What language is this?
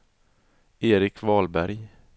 Swedish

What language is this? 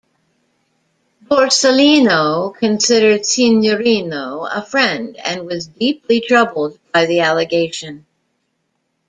English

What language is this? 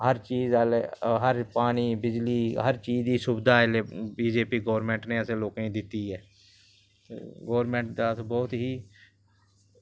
Dogri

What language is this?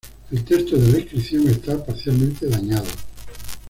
Spanish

